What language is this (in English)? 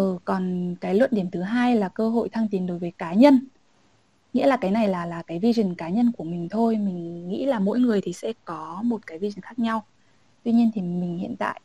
Vietnamese